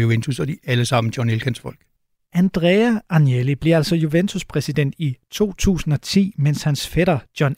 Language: Danish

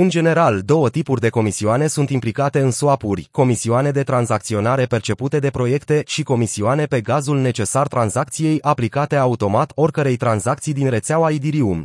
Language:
Romanian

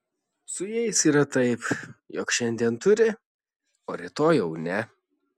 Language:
Lithuanian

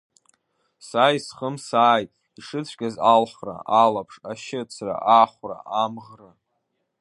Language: Abkhazian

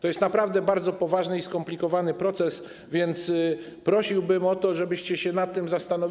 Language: Polish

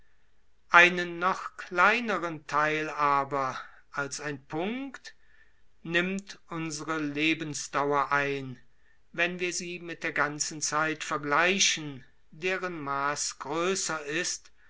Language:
German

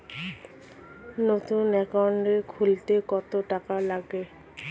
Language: Bangla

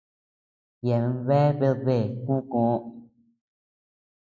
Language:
Tepeuxila Cuicatec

